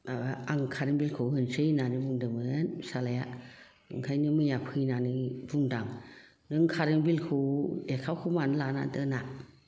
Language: Bodo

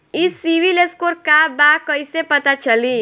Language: Bhojpuri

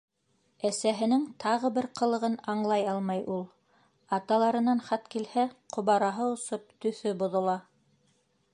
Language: Bashkir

